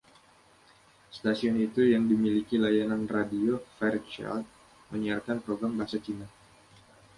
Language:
Indonesian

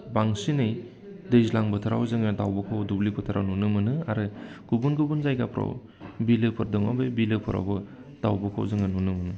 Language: Bodo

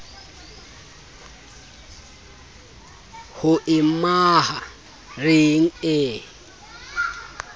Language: Southern Sotho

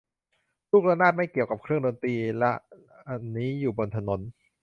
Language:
Thai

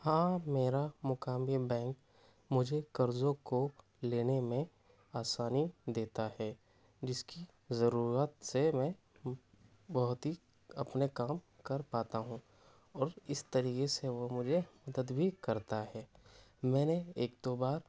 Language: Urdu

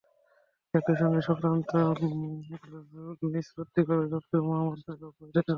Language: Bangla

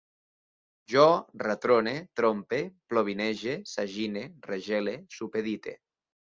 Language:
Catalan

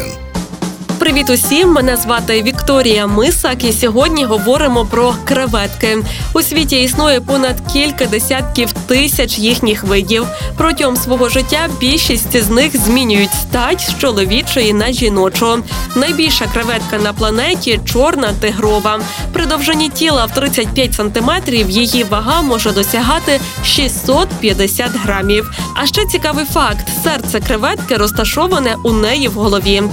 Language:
Ukrainian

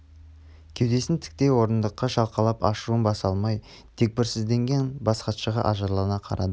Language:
Kazakh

